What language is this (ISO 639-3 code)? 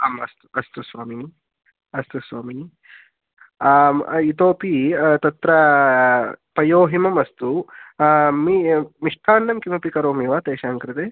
san